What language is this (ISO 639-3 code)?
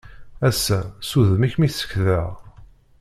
kab